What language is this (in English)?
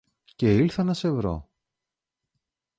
Greek